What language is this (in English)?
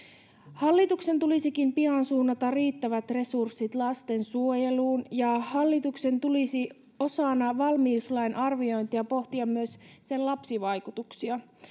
Finnish